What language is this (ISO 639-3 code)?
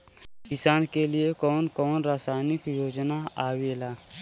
bho